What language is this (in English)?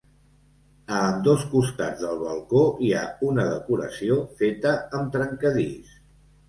Catalan